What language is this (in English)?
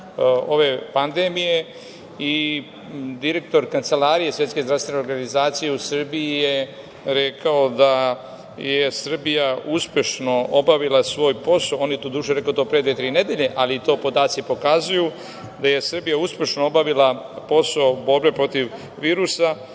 Serbian